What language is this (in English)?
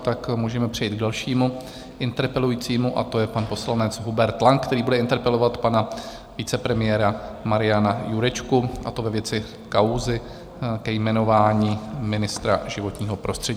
Czech